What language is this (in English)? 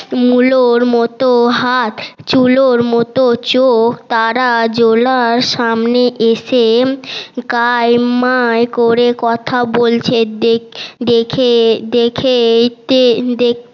Bangla